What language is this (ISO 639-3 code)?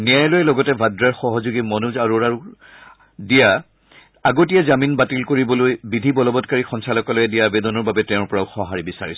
asm